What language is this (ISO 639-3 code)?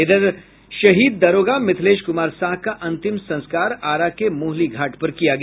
hin